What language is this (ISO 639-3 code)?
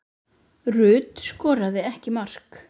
isl